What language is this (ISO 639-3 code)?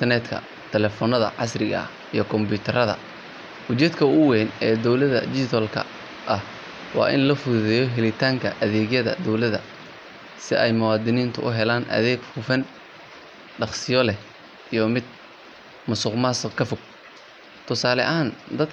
som